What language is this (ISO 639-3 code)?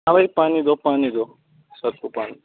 urd